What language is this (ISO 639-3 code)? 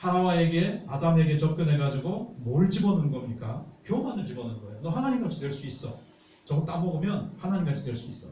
kor